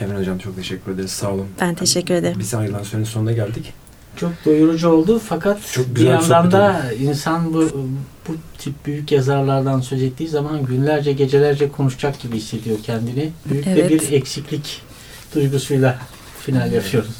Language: Turkish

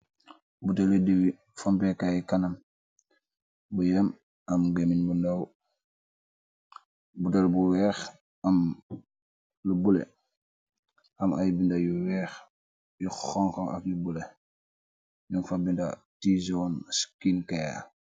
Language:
Wolof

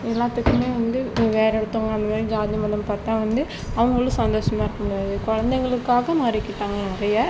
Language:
Tamil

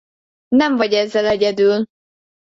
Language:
Hungarian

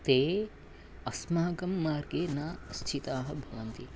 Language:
Sanskrit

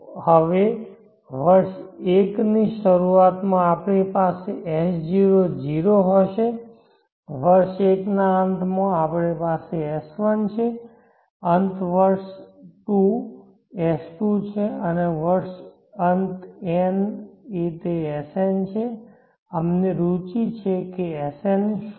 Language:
Gujarati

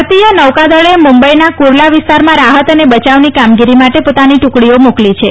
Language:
Gujarati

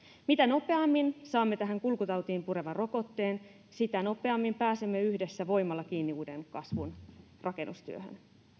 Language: Finnish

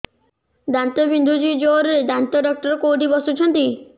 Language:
Odia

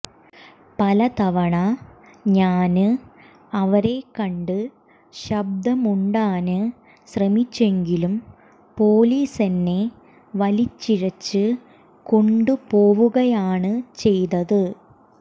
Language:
Malayalam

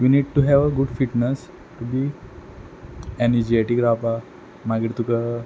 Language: Konkani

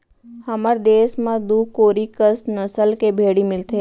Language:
Chhattisgarhi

